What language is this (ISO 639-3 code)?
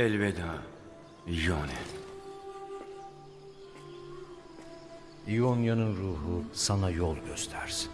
tur